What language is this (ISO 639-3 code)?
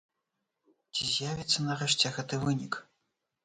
bel